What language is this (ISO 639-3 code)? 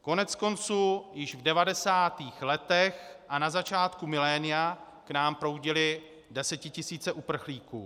ces